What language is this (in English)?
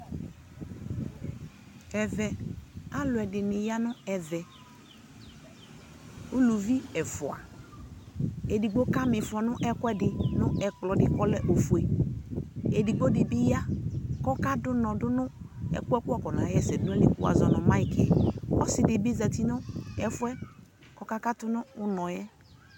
Ikposo